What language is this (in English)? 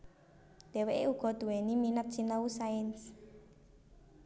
Javanese